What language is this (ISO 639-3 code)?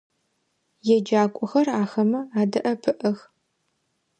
ady